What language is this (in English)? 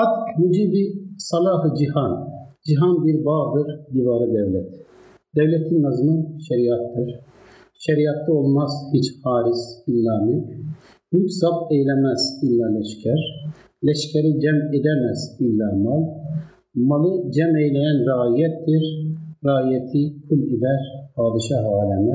Turkish